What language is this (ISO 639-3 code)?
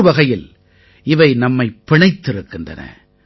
tam